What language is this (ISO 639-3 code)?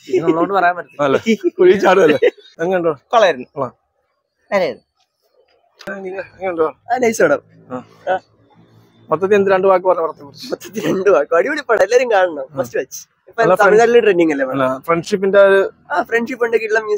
ara